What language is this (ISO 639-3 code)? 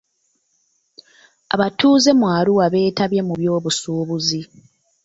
lug